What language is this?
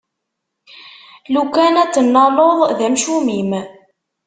Kabyle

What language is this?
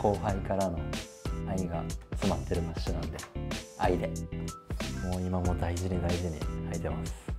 Japanese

